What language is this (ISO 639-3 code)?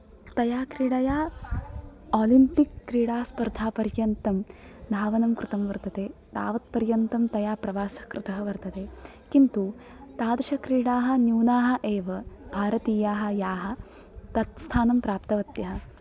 san